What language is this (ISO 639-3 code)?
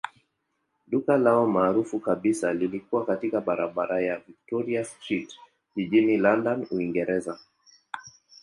swa